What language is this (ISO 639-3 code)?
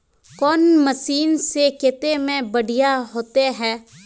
mag